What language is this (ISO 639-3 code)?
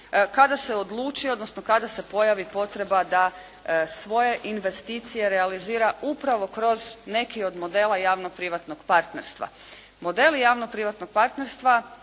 hrv